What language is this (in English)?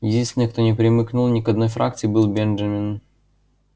Russian